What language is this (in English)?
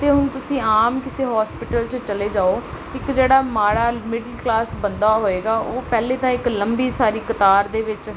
Punjabi